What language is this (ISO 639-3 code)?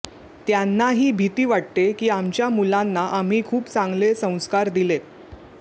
mar